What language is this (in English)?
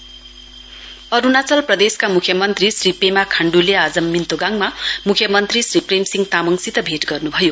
Nepali